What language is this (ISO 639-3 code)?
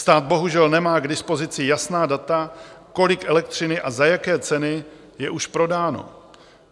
ces